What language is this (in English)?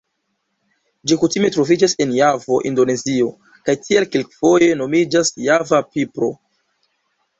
Esperanto